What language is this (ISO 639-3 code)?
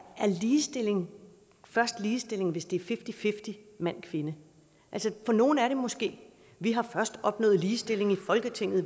dan